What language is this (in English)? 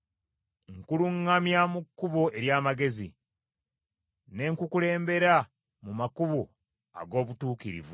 Ganda